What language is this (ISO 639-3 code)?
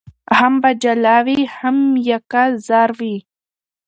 pus